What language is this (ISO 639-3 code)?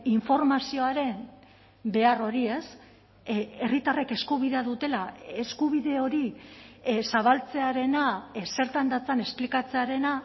eus